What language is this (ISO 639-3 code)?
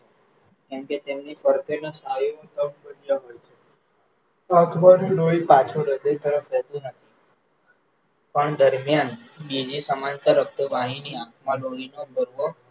guj